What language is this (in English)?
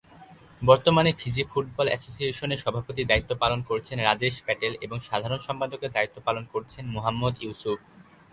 Bangla